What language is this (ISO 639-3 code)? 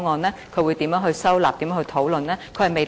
yue